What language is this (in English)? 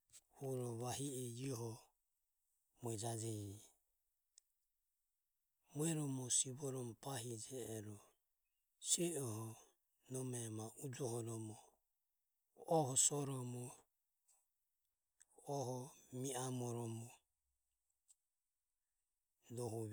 Ömie